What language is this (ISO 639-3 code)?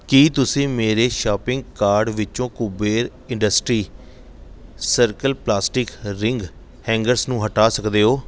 pan